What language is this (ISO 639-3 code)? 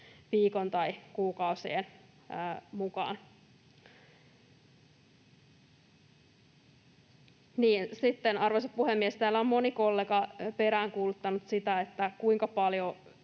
fin